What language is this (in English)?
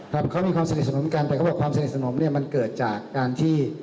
Thai